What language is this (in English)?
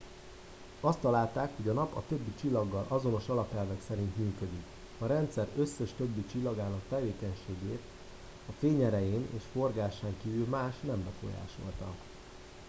Hungarian